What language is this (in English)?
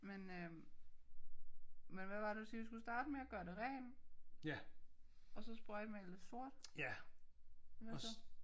Danish